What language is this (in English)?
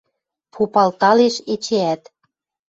Western Mari